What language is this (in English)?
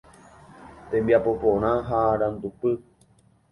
Guarani